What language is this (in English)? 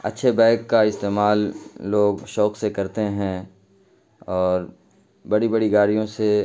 Urdu